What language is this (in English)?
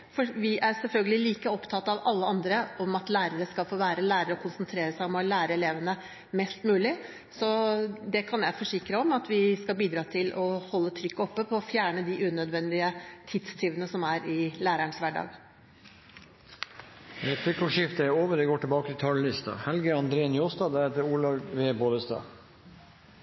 Norwegian